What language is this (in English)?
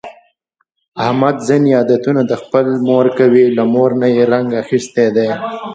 Pashto